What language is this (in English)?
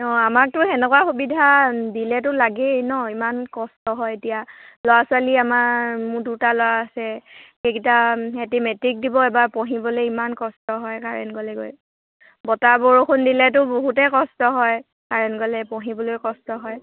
Assamese